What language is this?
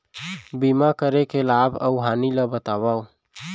Chhattisgarhi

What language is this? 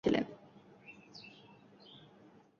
Bangla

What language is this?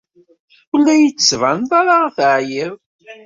Kabyle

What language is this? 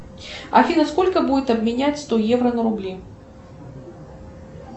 Russian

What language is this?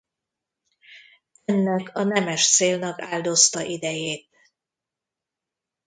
Hungarian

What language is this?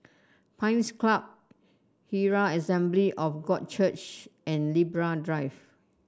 English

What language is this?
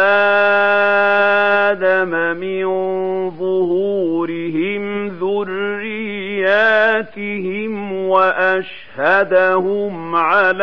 Arabic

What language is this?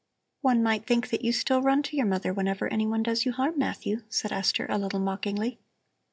English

